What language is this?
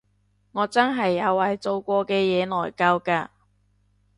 Cantonese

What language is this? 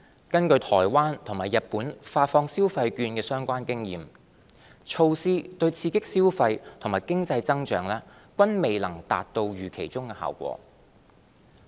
Cantonese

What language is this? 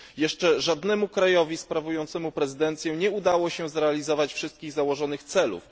Polish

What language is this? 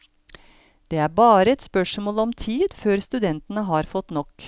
Norwegian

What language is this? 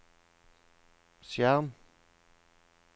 Norwegian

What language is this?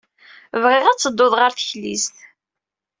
Kabyle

